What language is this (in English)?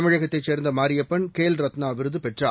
Tamil